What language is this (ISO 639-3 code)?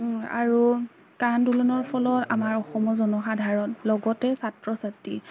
asm